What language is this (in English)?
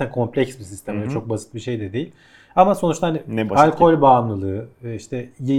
Turkish